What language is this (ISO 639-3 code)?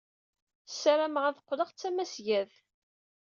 kab